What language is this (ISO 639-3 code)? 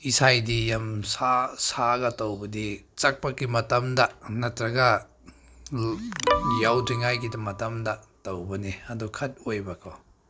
mni